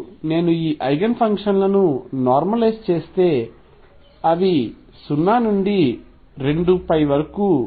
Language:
Telugu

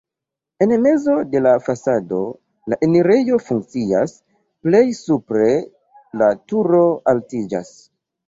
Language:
Esperanto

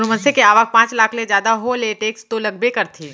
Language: Chhattisgarhi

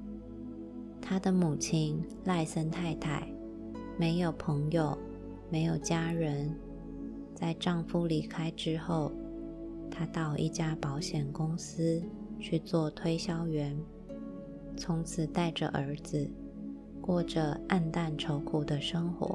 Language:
Chinese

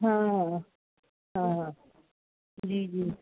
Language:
Sindhi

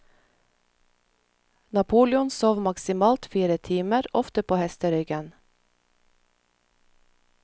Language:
Norwegian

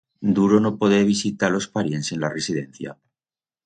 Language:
Aragonese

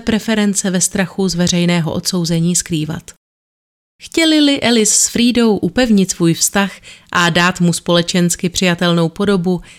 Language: Czech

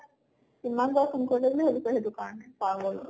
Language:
Assamese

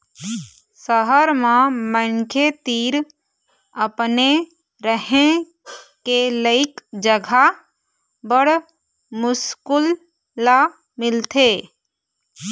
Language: Chhattisgarhi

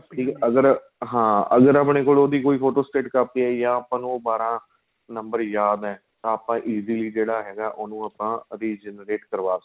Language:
Punjabi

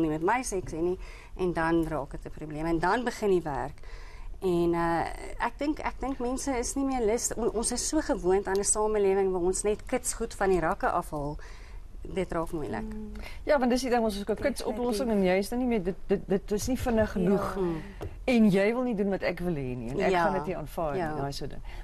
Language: Dutch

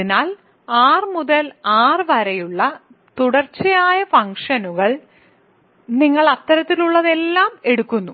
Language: Malayalam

